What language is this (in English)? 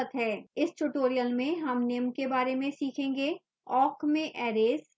Hindi